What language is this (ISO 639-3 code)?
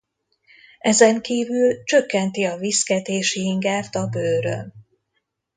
hun